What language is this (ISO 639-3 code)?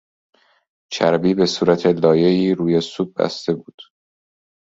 fas